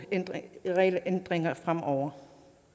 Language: Danish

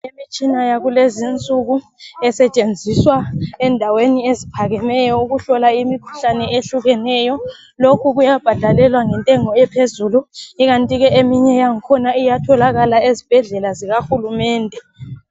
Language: North Ndebele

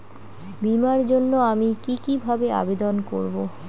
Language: Bangla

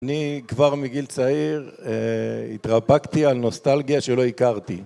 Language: Hebrew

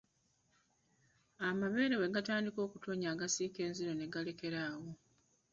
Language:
Ganda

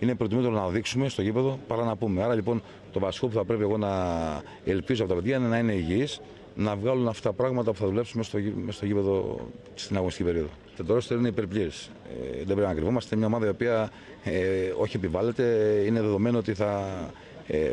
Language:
Greek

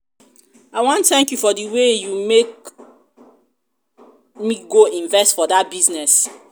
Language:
Nigerian Pidgin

